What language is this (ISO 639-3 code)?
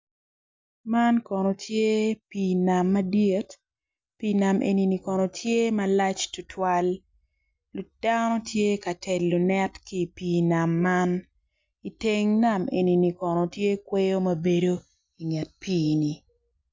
ach